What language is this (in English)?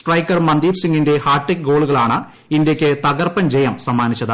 Malayalam